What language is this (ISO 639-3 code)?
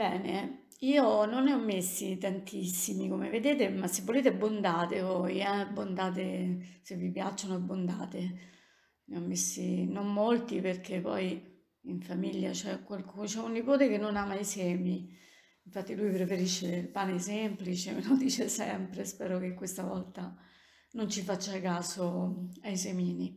ita